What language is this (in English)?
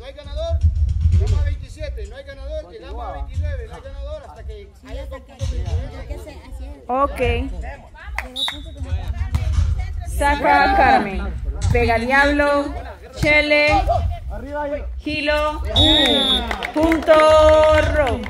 Spanish